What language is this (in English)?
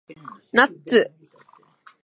Japanese